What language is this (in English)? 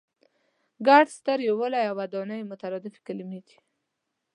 Pashto